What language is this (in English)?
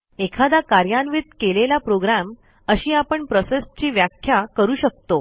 Marathi